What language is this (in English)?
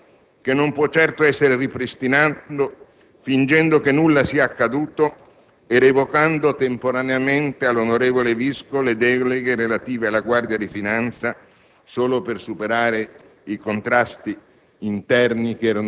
Italian